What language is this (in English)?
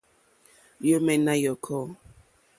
Mokpwe